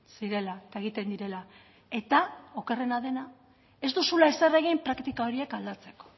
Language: Basque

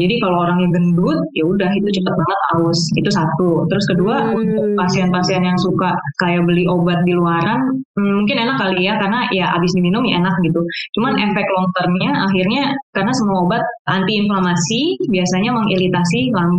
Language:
Indonesian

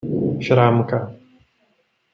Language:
Czech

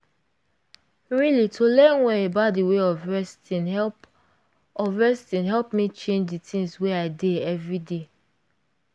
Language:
Nigerian Pidgin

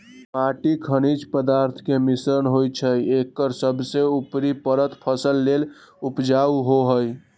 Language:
Magahi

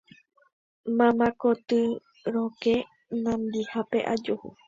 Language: Guarani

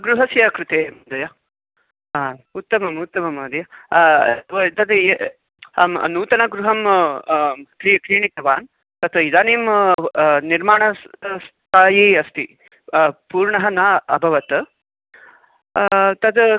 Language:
Sanskrit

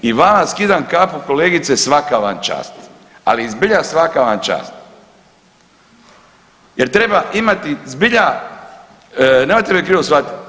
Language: Croatian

